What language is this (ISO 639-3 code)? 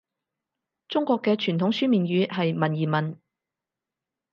yue